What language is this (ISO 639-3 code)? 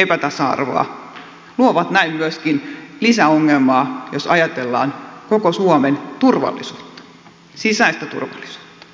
fin